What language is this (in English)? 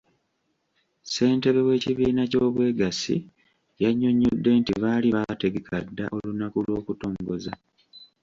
Ganda